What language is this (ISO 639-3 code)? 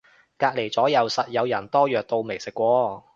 yue